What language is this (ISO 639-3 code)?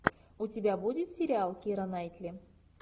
rus